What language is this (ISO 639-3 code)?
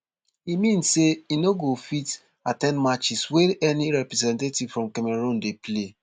pcm